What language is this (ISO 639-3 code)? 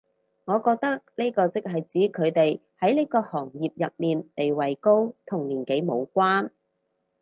yue